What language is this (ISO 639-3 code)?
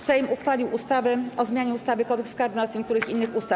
pol